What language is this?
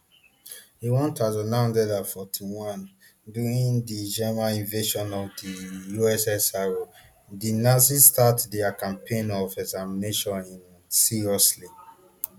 Nigerian Pidgin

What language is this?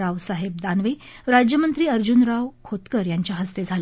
Marathi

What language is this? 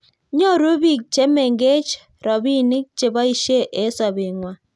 Kalenjin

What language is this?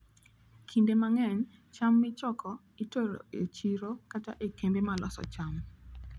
Luo (Kenya and Tanzania)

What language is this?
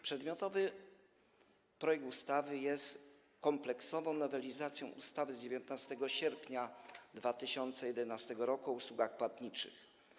Polish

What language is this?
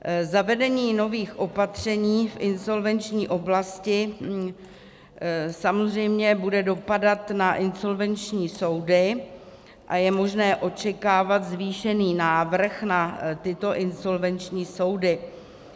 Czech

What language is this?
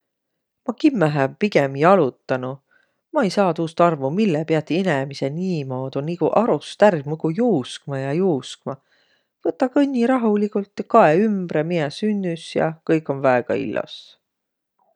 Võro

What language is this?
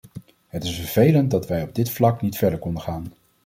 Dutch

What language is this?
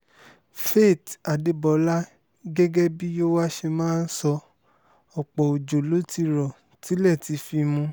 Yoruba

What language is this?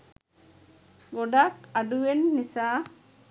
Sinhala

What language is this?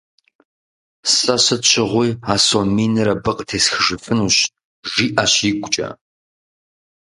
Kabardian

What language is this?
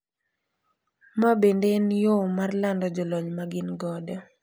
Luo (Kenya and Tanzania)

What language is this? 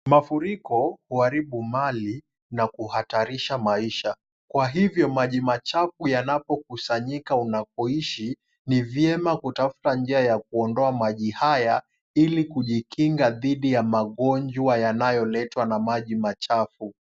Swahili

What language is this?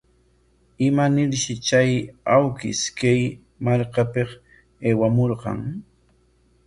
Corongo Ancash Quechua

